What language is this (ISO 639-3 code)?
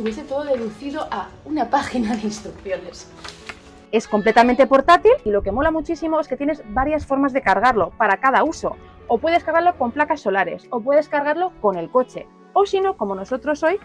spa